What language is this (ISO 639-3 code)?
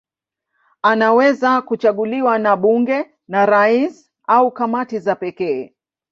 swa